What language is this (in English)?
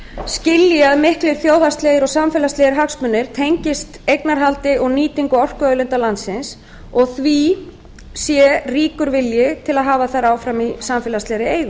Icelandic